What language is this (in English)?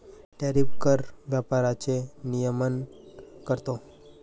Marathi